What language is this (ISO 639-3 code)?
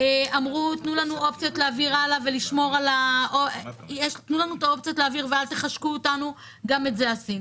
heb